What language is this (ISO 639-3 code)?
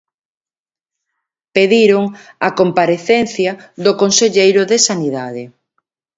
glg